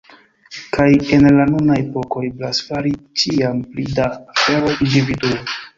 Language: Esperanto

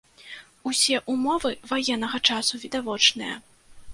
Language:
Belarusian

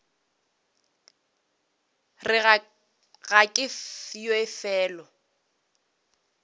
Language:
Northern Sotho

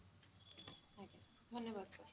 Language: Odia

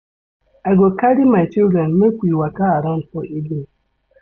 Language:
Nigerian Pidgin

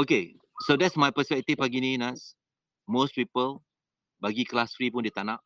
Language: Malay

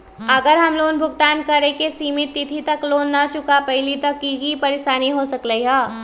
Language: Magahi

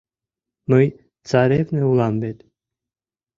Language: Mari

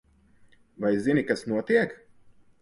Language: Latvian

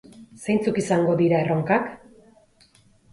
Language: Basque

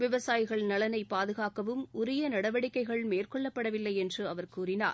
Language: Tamil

